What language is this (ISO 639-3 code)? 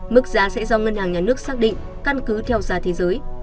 vie